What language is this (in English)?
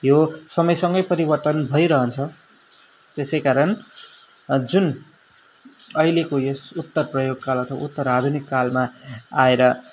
Nepali